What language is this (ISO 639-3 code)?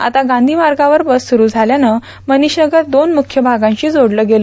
mar